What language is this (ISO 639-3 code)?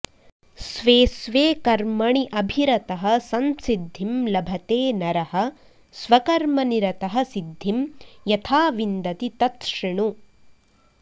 san